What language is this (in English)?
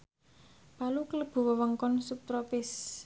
Javanese